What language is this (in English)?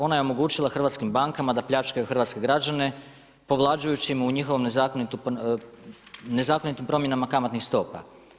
Croatian